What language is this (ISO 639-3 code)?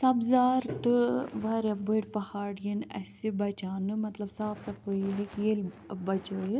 kas